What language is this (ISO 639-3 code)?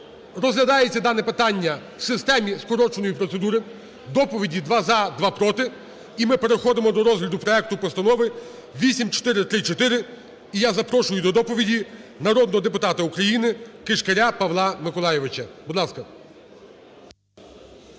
ukr